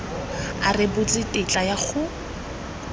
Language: Tswana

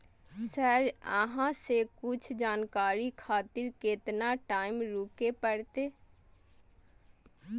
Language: Maithili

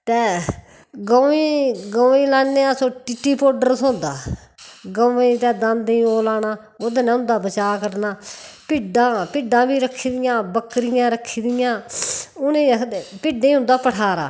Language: Dogri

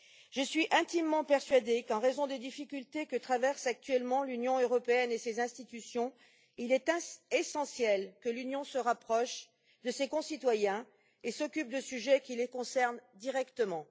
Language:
French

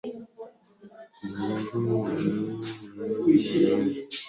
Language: Swahili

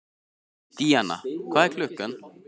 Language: Icelandic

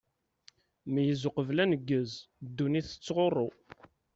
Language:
Kabyle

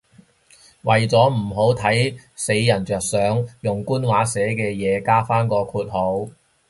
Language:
Cantonese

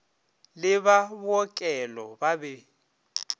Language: Northern Sotho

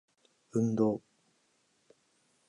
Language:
Japanese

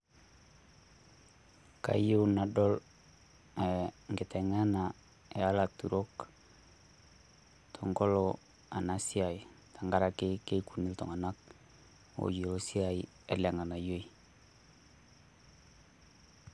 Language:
Masai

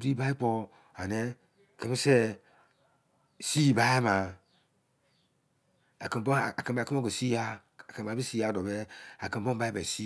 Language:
Izon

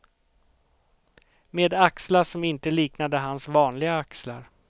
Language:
Swedish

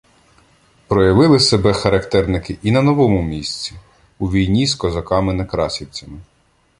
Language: Ukrainian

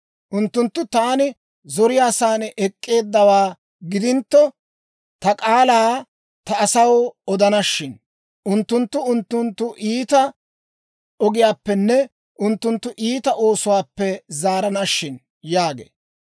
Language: Dawro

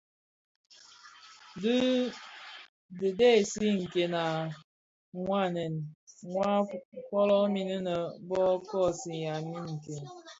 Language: Bafia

